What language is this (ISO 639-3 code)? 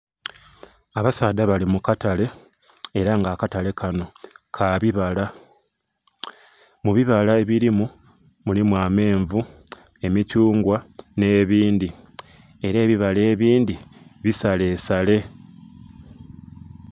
xog